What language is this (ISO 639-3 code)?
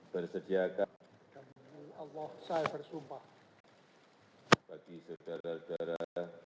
ind